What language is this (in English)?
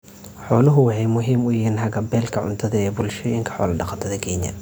Somali